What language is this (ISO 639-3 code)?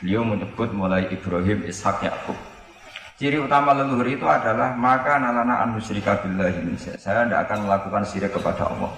ind